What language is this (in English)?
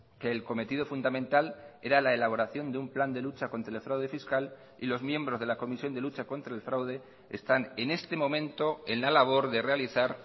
Spanish